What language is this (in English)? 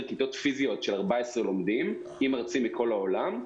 Hebrew